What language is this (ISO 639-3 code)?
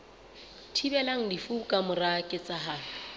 sot